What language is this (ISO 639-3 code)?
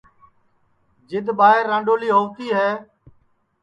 ssi